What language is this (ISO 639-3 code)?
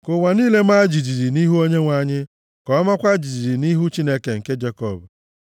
ibo